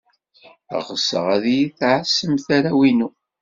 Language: Kabyle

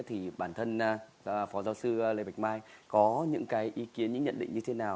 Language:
Vietnamese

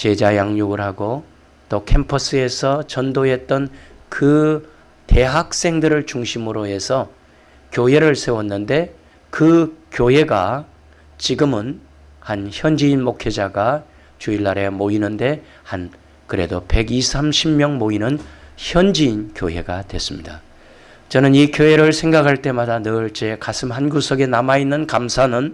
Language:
Korean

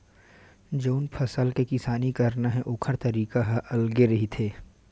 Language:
Chhattisgarhi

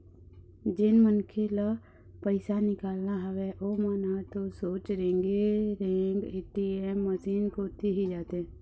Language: Chhattisgarhi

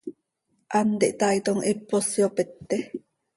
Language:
Seri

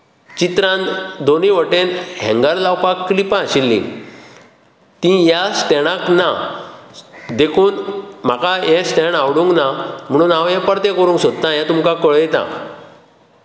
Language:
Konkani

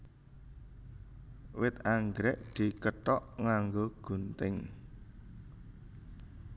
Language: Javanese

